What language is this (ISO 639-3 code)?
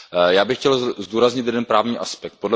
ces